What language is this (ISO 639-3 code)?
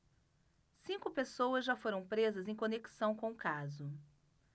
por